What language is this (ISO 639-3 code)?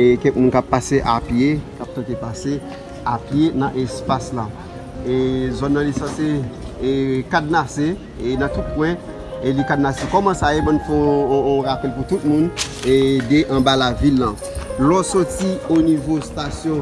fra